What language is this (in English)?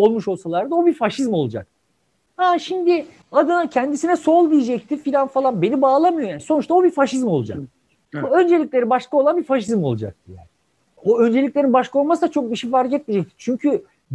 Turkish